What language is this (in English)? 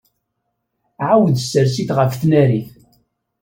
Kabyle